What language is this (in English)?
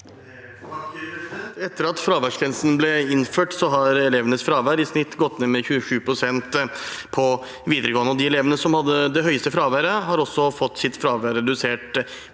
Norwegian